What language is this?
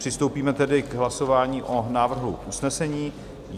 Czech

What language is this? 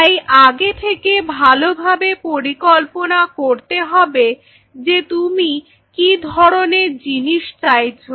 Bangla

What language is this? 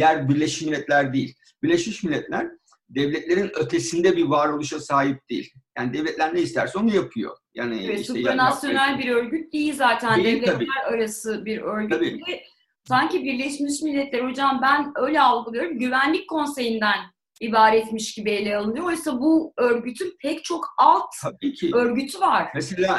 Turkish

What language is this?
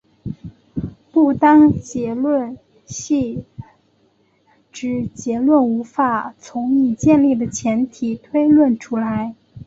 Chinese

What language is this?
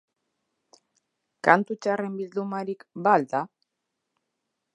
Basque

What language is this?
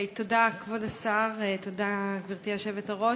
Hebrew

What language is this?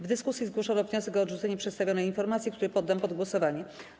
Polish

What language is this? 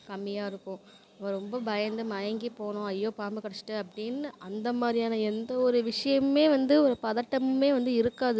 Tamil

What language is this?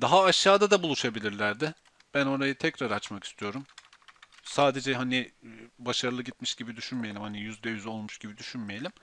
Turkish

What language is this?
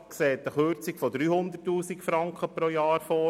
Swiss German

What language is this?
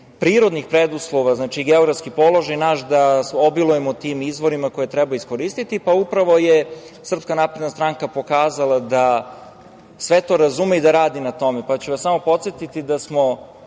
Serbian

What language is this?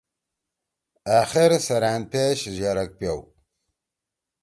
Torwali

